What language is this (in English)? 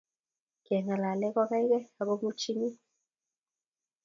Kalenjin